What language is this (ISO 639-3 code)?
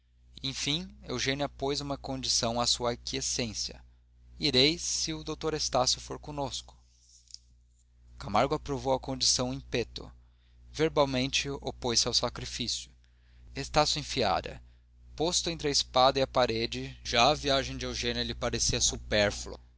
por